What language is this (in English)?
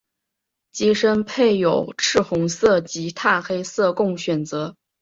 Chinese